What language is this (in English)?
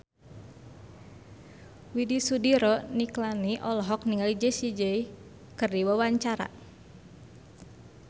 Sundanese